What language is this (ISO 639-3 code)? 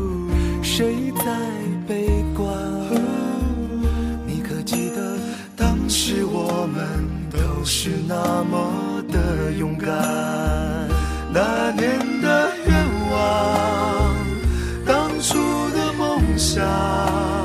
zho